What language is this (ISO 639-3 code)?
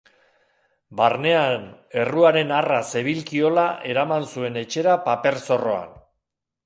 eus